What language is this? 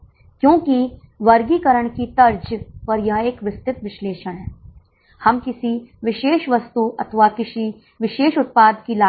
Hindi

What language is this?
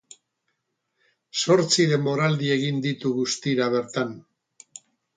Basque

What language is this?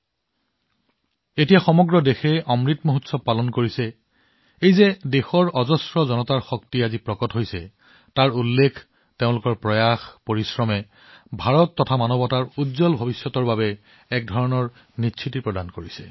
Assamese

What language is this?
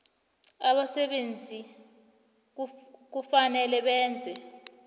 South Ndebele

